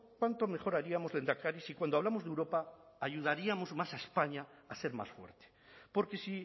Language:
Spanish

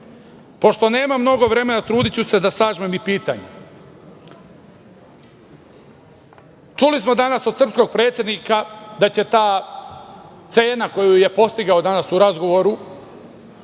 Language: Serbian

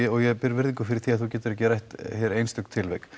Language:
Icelandic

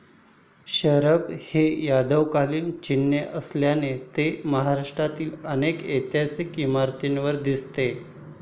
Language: Marathi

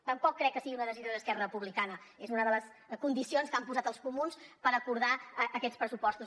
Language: Catalan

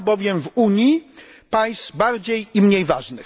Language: Polish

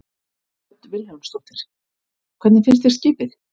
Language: Icelandic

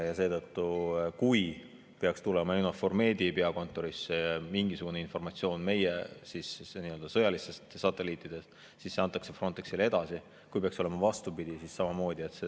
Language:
Estonian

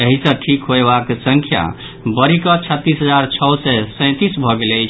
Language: Maithili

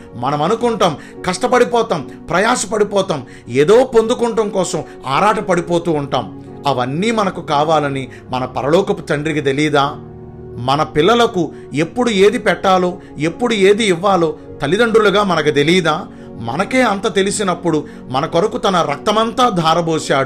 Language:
Telugu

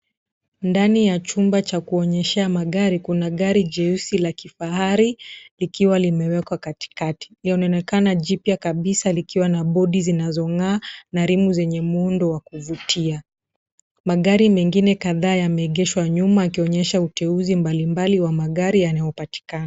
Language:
Swahili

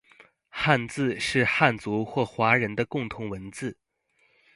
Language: Chinese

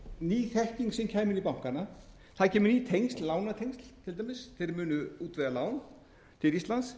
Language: Icelandic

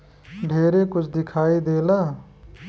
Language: Bhojpuri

